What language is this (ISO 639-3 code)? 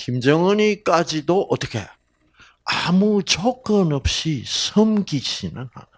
kor